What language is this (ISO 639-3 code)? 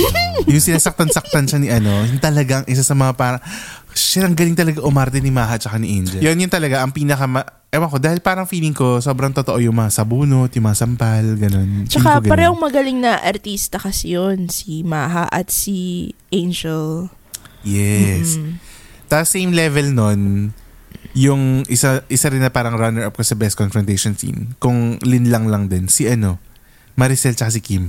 fil